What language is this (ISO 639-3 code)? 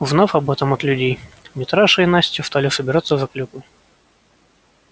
rus